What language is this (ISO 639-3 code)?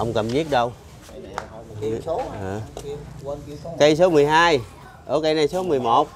vie